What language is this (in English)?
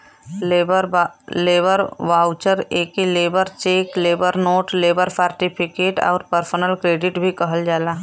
Bhojpuri